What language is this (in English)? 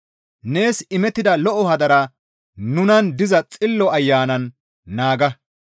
Gamo